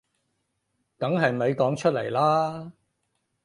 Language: Cantonese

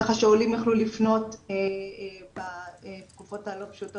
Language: Hebrew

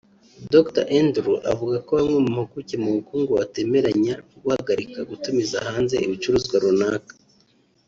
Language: Kinyarwanda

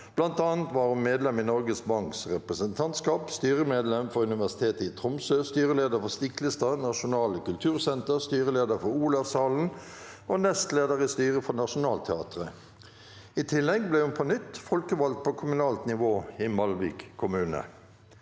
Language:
Norwegian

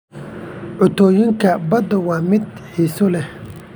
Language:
Somali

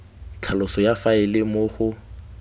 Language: Tswana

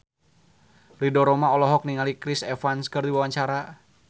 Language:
Sundanese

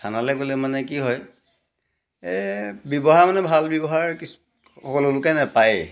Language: Assamese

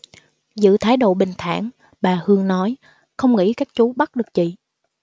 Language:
Vietnamese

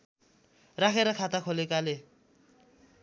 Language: Nepali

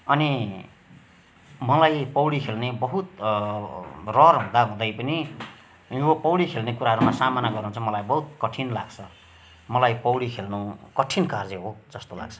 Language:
Nepali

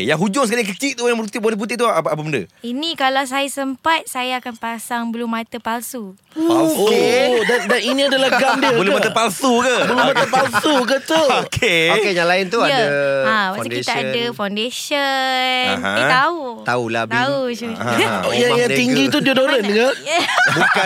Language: Malay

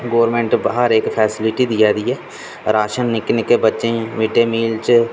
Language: Dogri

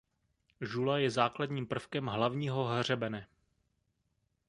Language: Czech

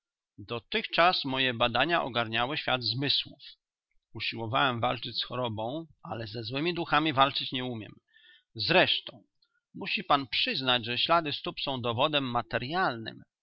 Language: Polish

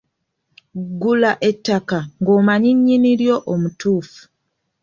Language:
Ganda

